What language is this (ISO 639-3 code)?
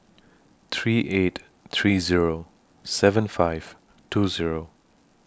eng